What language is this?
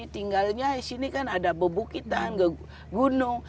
Indonesian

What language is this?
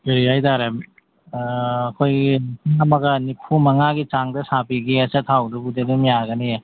Manipuri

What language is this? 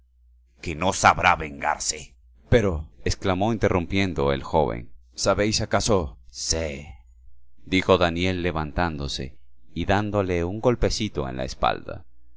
Spanish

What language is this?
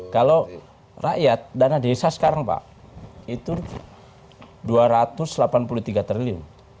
Indonesian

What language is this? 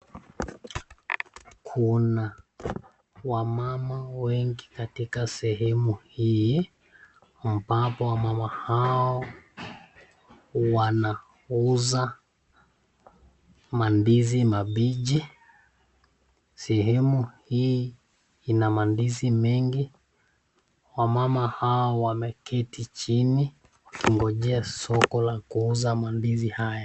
Swahili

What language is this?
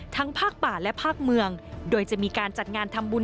Thai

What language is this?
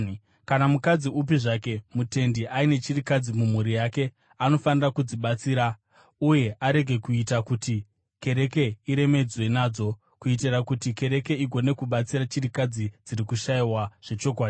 Shona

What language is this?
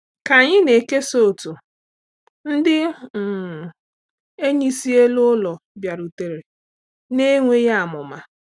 Igbo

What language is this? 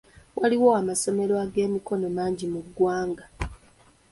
Ganda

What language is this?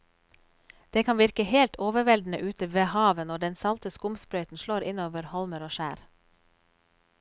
Norwegian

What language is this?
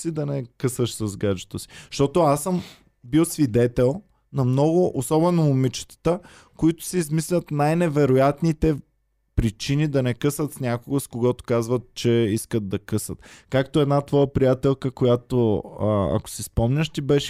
Bulgarian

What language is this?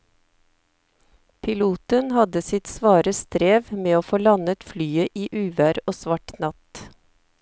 Norwegian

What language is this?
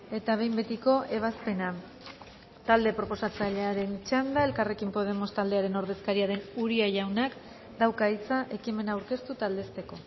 Basque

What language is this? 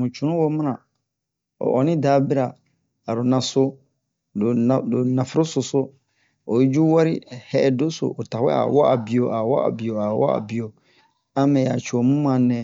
Bomu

